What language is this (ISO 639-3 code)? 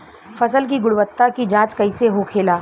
bho